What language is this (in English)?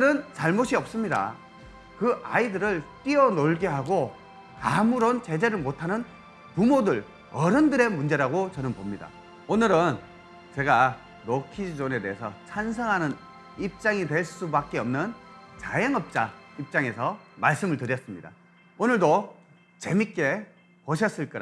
Korean